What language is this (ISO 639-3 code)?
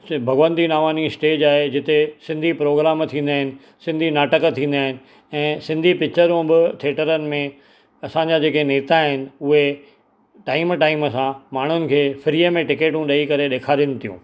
snd